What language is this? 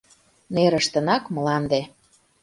Mari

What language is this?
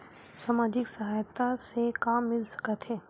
Chhattisgarhi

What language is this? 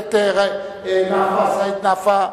Hebrew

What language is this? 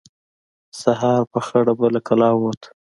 Pashto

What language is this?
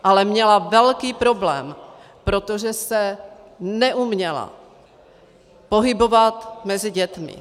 Czech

